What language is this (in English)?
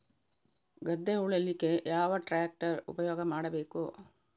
Kannada